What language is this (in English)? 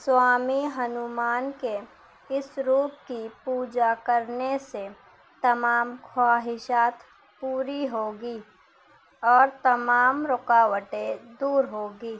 Urdu